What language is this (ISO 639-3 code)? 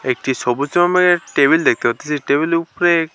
ben